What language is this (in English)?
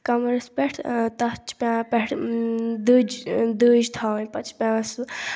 Kashmiri